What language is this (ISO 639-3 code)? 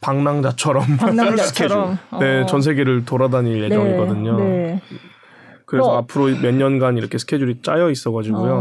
kor